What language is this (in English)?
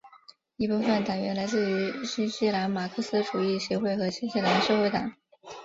Chinese